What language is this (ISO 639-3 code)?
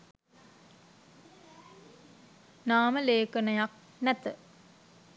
sin